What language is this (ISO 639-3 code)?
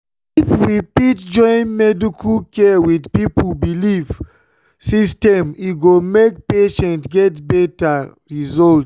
pcm